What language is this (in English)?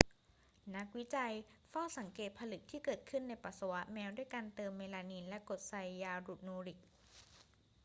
Thai